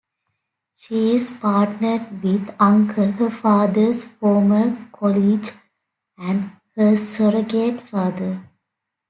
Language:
English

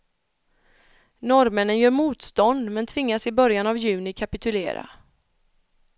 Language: Swedish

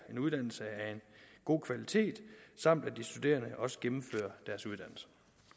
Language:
Danish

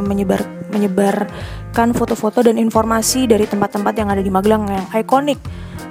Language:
Indonesian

